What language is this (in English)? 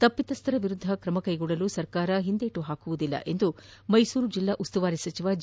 Kannada